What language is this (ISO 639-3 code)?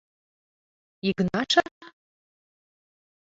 chm